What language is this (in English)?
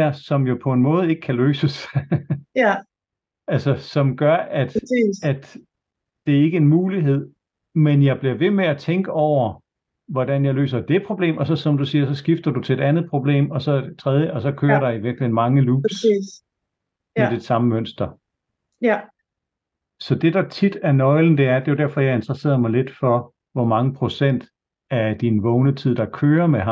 Danish